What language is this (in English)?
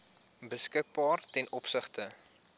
Afrikaans